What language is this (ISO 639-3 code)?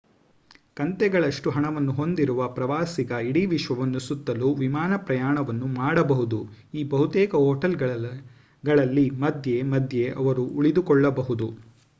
kan